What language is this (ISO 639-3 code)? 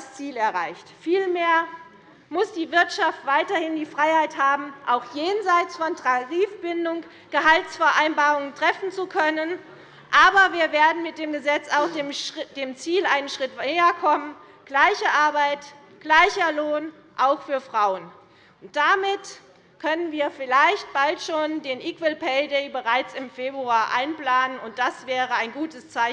deu